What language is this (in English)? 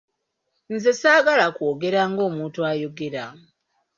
Ganda